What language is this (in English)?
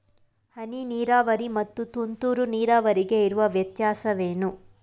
Kannada